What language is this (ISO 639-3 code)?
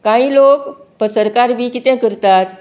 kok